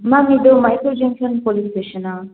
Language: Kannada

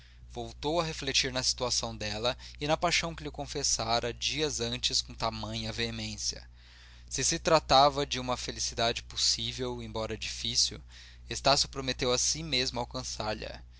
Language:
Portuguese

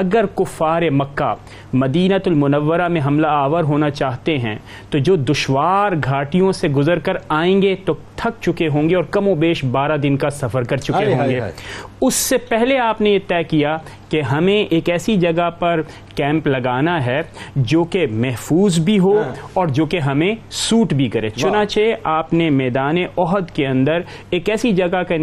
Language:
Urdu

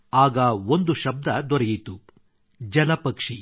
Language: Kannada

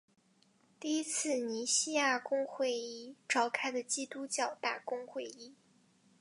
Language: Chinese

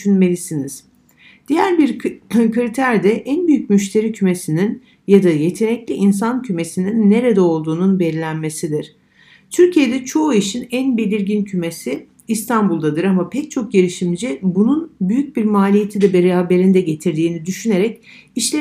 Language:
Turkish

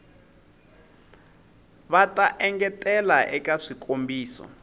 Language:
Tsonga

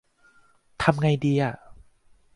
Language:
Thai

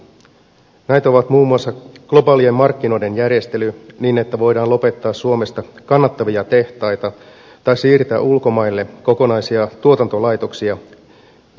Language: Finnish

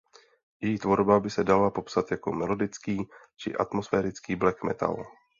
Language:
Czech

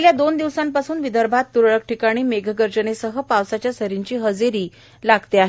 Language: Marathi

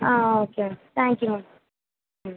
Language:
Tamil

